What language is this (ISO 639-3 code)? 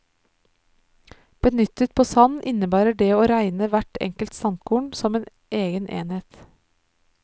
nor